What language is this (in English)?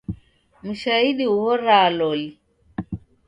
Taita